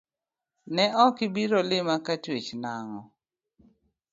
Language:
Luo (Kenya and Tanzania)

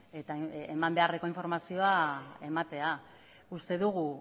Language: Basque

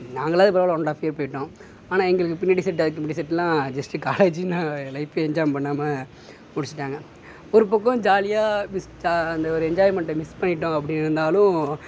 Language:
Tamil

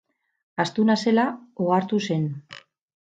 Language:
Basque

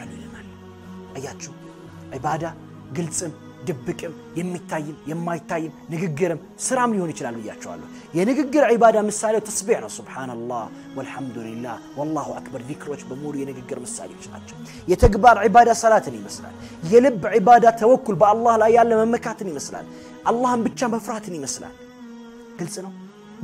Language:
Arabic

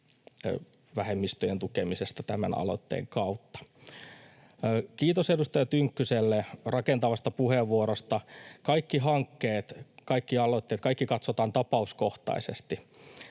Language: Finnish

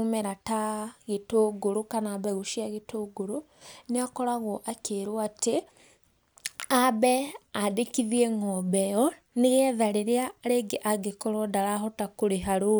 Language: Kikuyu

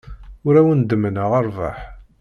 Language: Kabyle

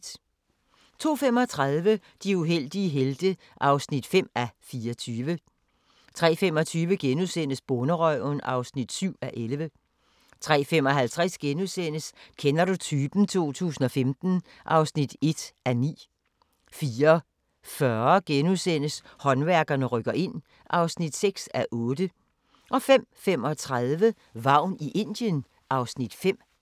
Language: Danish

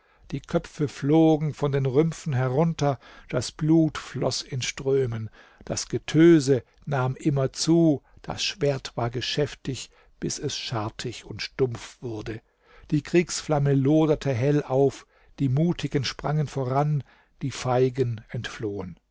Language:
German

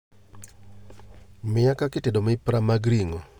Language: Luo (Kenya and Tanzania)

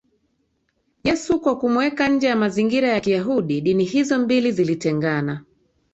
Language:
Swahili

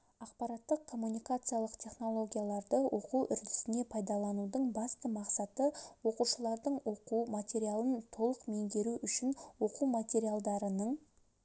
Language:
Kazakh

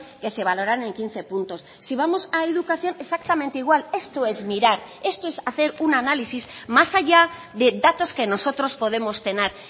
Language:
Spanish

